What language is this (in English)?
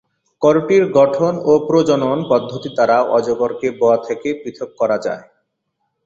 Bangla